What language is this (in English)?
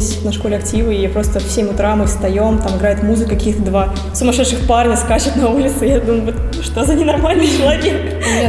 Russian